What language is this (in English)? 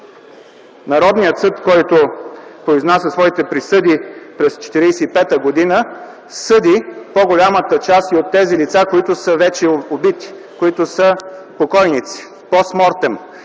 Bulgarian